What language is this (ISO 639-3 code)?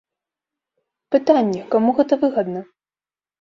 bel